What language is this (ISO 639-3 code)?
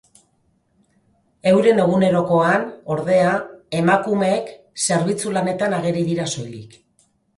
eus